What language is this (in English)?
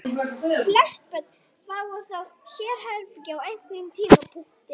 Icelandic